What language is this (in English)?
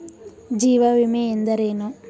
Kannada